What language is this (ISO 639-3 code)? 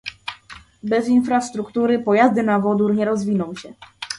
pol